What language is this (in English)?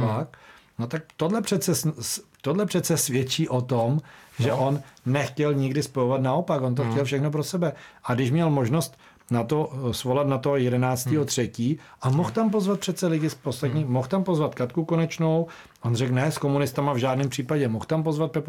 Czech